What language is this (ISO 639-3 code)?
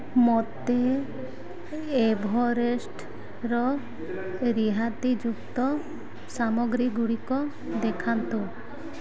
ori